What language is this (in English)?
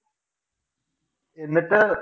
Malayalam